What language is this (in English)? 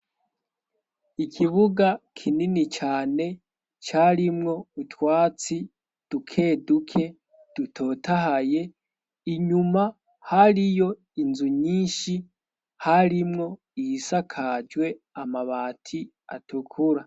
Rundi